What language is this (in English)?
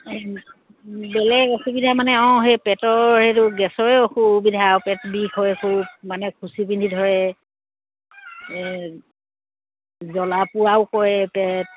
Assamese